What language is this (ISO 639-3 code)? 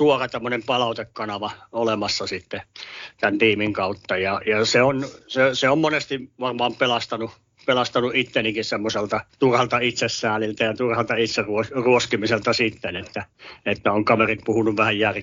fin